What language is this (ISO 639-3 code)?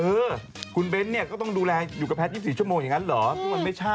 tha